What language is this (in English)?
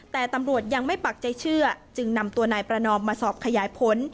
Thai